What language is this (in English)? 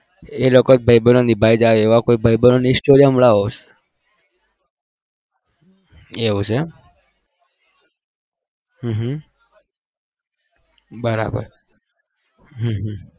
Gujarati